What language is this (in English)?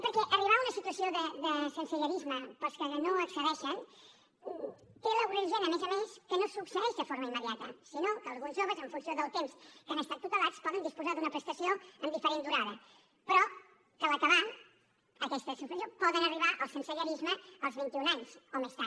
Catalan